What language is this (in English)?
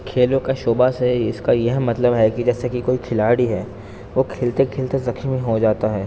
Urdu